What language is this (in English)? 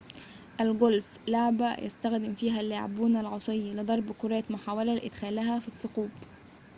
Arabic